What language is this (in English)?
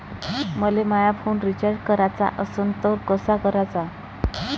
Marathi